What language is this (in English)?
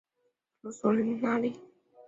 Chinese